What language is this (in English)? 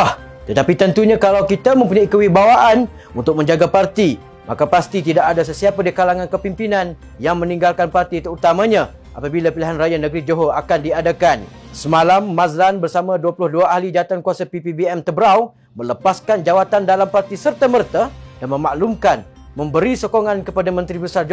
Malay